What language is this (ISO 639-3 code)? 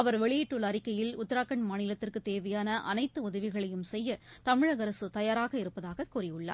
tam